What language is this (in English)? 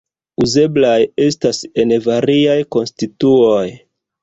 Esperanto